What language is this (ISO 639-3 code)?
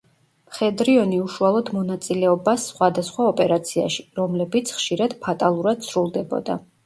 kat